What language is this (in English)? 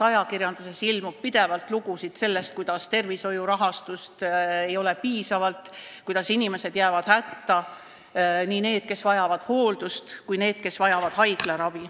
Estonian